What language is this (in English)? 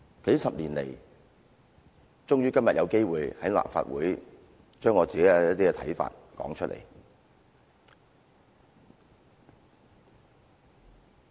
Cantonese